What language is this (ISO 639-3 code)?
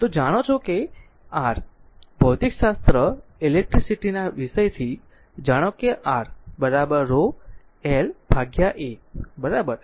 guj